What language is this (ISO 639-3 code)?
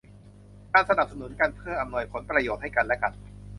tha